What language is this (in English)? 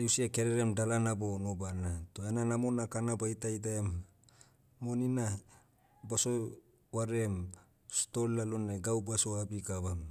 Motu